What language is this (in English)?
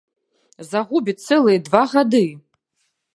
Belarusian